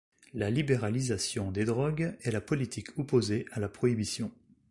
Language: French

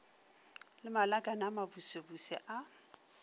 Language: Northern Sotho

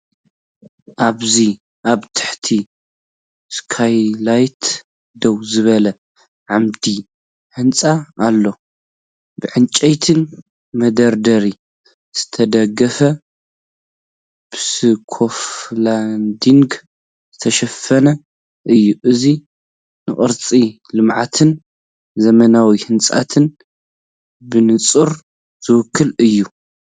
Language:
Tigrinya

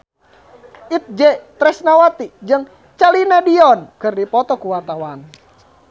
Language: Sundanese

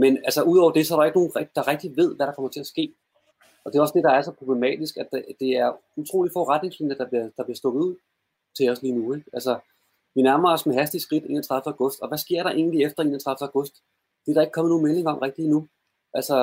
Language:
Danish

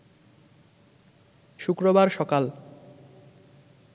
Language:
Bangla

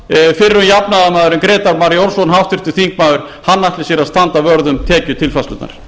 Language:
Icelandic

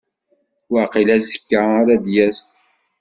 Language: Kabyle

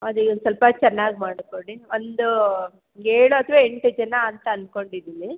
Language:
Kannada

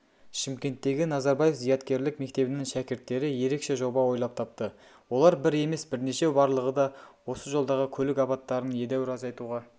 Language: Kazakh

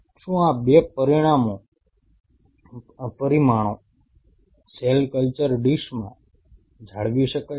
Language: Gujarati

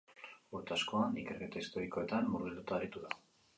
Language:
Basque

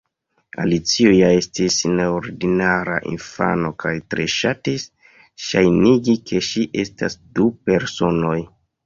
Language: Esperanto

